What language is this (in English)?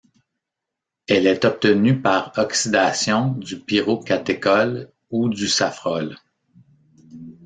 French